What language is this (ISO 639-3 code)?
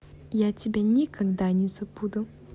rus